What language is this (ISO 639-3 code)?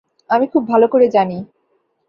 ben